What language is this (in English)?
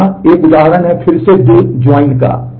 Hindi